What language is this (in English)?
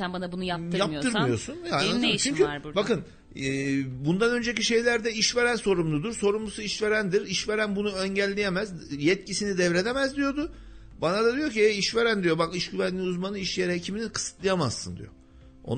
Turkish